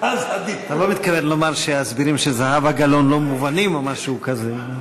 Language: Hebrew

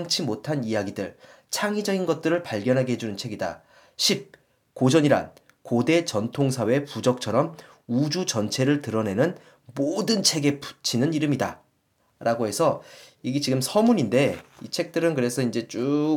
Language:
Korean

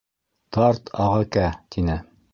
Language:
Bashkir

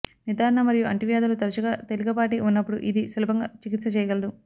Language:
Telugu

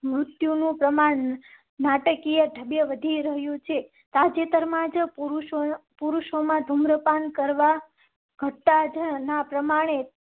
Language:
Gujarati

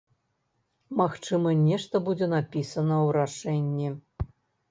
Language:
Belarusian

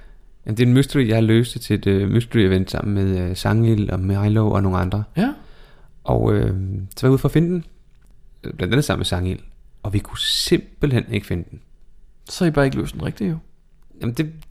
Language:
Danish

